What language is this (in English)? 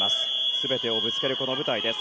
Japanese